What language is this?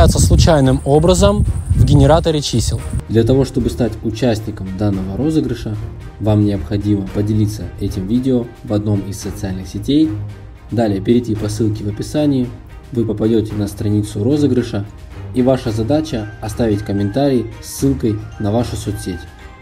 Russian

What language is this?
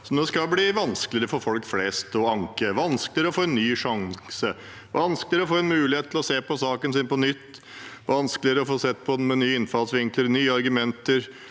Norwegian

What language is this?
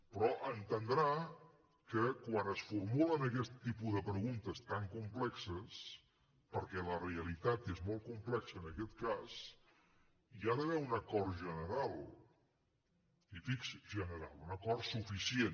Catalan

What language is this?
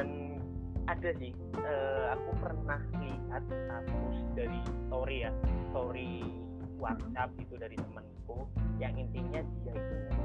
Indonesian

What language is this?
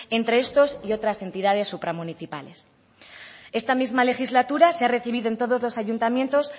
Spanish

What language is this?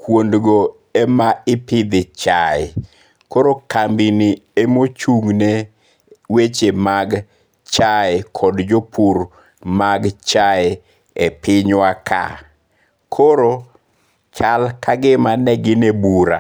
Luo (Kenya and Tanzania)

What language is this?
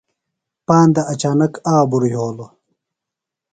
Phalura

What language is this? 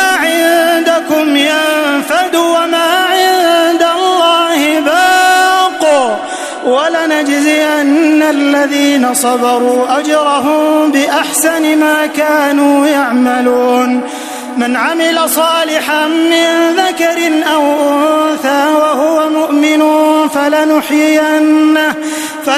Arabic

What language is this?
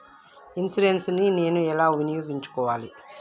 Telugu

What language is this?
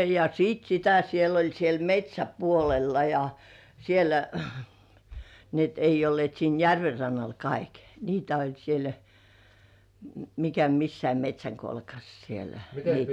Finnish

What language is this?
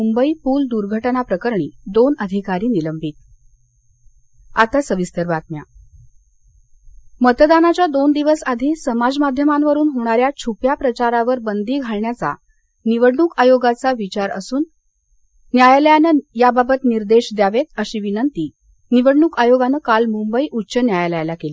Marathi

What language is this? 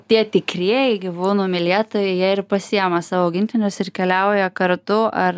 Lithuanian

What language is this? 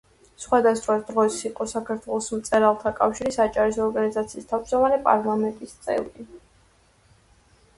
Georgian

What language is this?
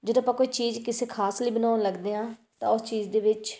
Punjabi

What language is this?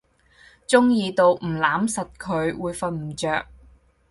Cantonese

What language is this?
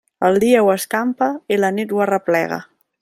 Catalan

